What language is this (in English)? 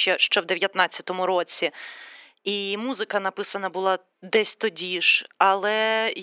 Ukrainian